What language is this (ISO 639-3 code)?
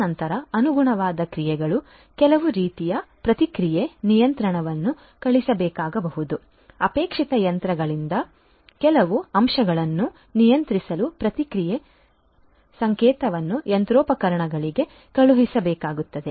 kan